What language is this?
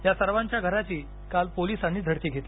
Marathi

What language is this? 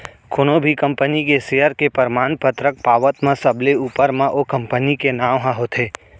Chhattisgarhi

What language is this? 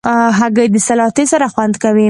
Pashto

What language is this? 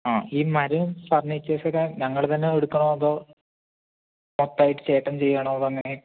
Malayalam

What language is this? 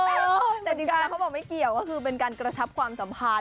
Thai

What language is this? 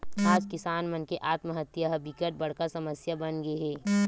Chhattisgarhi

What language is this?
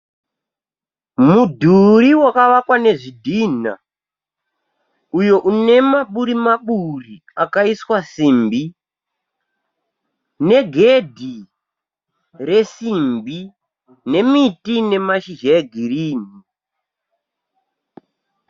Shona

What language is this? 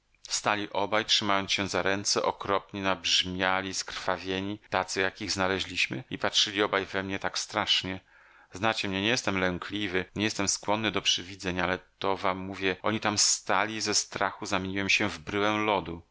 Polish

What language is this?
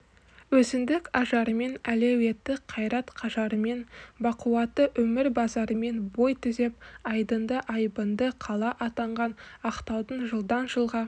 Kazakh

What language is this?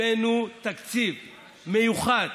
Hebrew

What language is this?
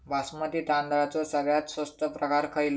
Marathi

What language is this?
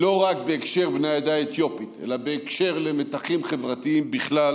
Hebrew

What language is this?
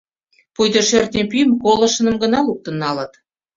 Mari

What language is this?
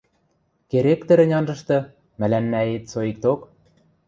Western Mari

